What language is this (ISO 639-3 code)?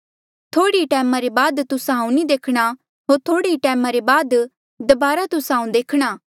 mjl